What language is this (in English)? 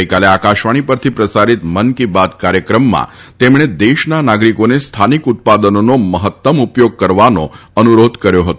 Gujarati